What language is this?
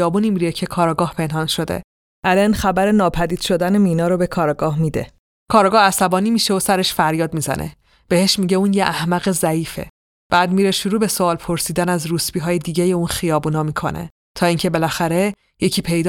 Persian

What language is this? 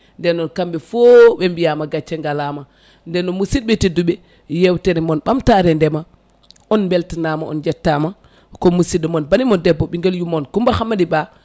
Fula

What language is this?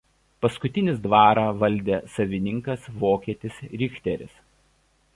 Lithuanian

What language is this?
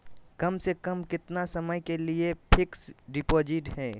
Magahi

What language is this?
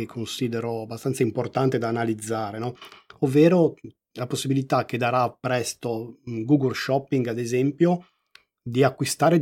Italian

